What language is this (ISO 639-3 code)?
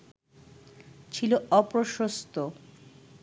ben